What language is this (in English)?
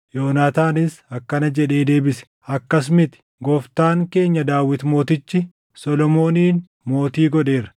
Oromo